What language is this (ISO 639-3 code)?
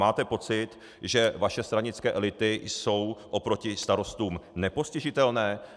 ces